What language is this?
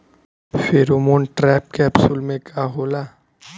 Bhojpuri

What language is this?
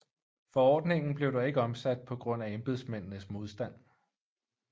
Danish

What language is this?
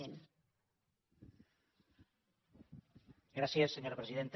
Catalan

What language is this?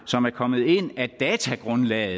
Danish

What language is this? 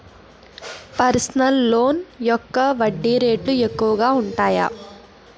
Telugu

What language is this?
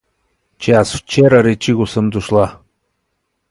Bulgarian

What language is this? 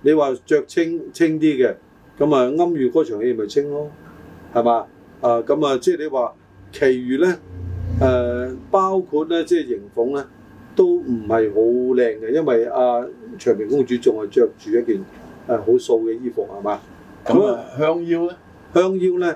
Chinese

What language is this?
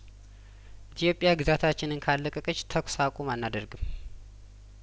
Amharic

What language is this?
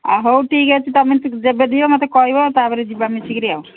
Odia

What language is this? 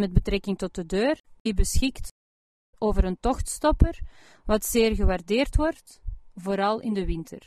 Dutch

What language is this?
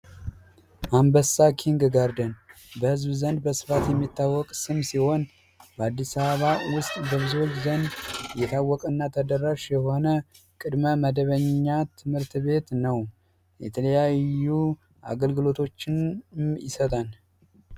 Amharic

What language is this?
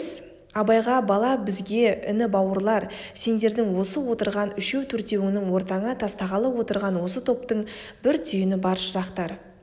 Kazakh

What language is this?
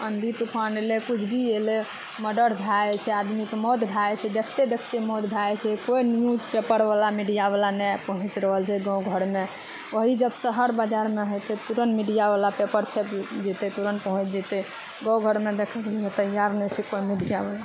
Maithili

